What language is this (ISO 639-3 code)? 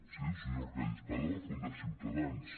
cat